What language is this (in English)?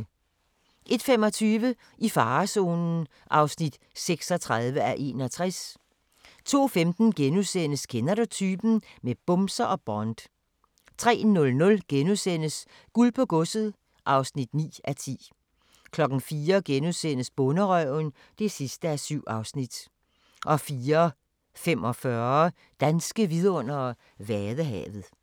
Danish